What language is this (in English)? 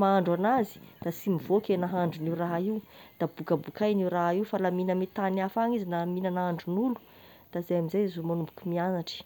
Tesaka Malagasy